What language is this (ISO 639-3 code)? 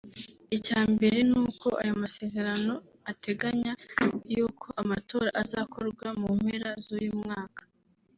kin